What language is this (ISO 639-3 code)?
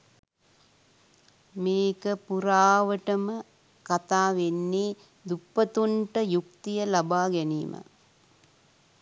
sin